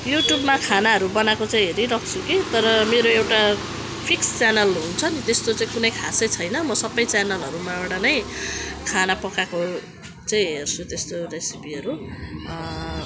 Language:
Nepali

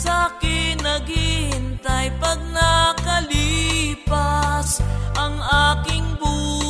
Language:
Filipino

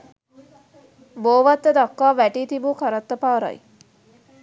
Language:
Sinhala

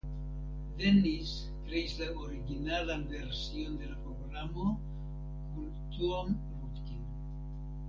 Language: Esperanto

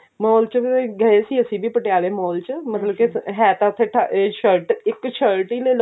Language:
Punjabi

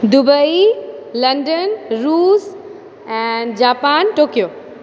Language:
Maithili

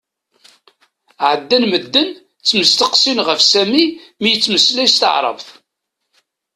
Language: Kabyle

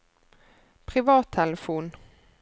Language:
Norwegian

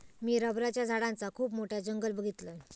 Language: Marathi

